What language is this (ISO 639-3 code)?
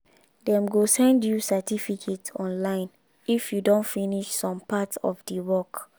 pcm